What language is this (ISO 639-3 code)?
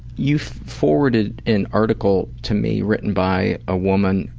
eng